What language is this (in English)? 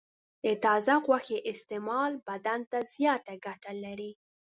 Pashto